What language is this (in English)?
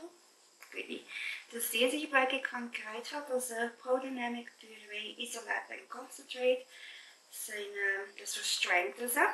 Dutch